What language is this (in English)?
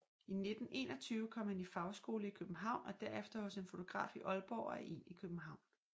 Danish